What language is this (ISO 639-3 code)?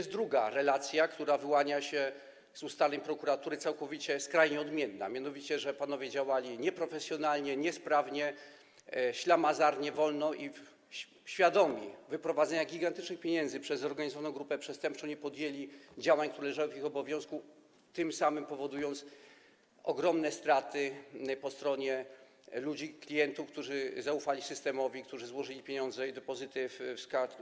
pol